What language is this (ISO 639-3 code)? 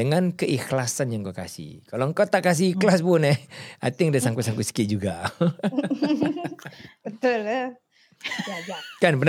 msa